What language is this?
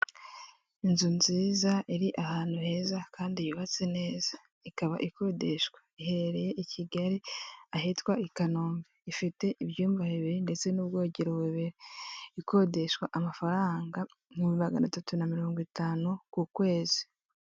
Kinyarwanda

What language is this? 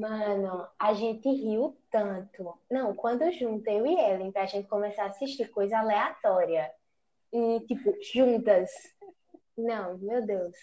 Portuguese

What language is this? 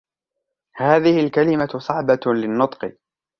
Arabic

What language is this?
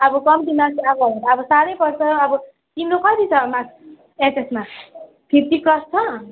Nepali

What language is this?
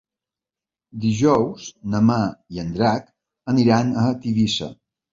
Catalan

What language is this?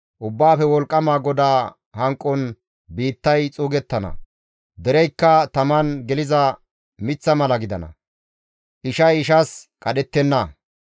Gamo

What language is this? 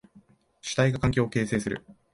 Japanese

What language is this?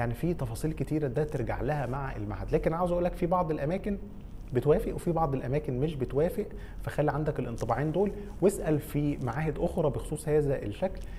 Arabic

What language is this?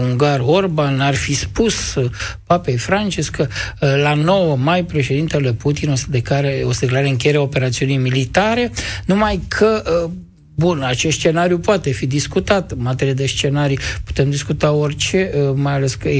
Romanian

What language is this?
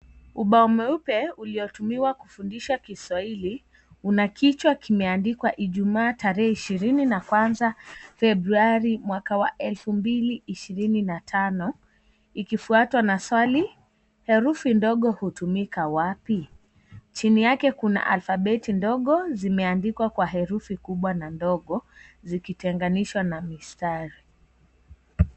Swahili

